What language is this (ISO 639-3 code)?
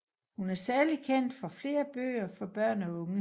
dan